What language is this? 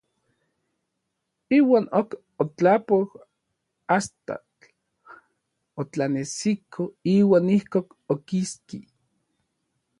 Orizaba Nahuatl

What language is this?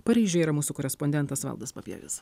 Lithuanian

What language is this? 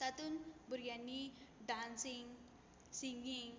Konkani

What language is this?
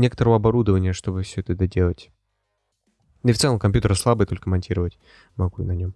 Russian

